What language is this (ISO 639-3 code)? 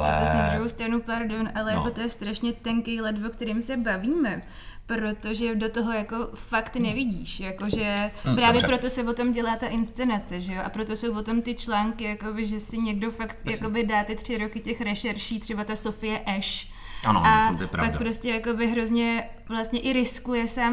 ces